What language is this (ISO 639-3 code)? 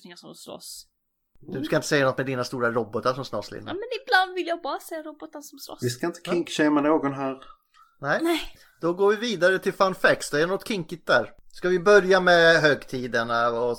swe